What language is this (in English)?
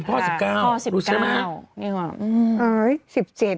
Thai